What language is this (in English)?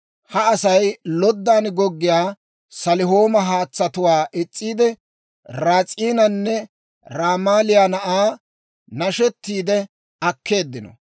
Dawro